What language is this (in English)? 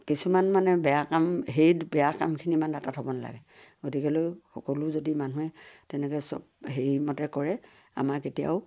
Assamese